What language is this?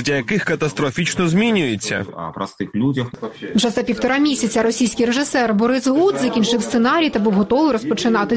Ukrainian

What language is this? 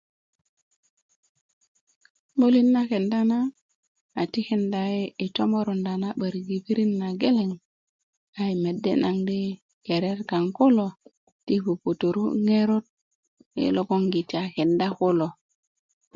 Kuku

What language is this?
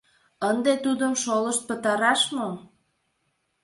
Mari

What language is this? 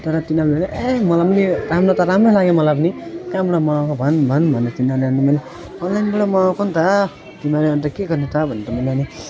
Nepali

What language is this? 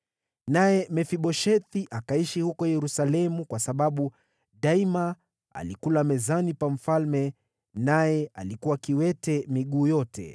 Swahili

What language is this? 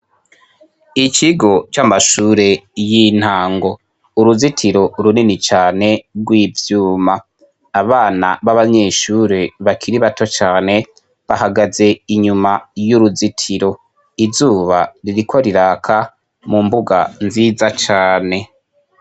Rundi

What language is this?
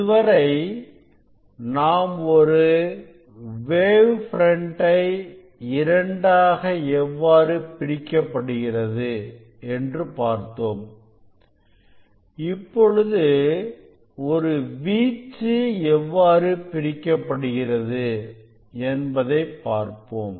Tamil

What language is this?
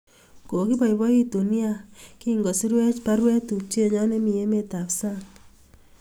Kalenjin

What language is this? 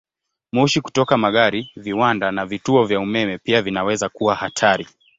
Swahili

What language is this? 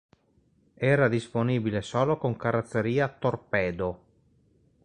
Italian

